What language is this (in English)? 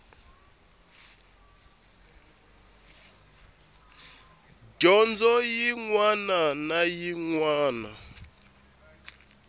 Tsonga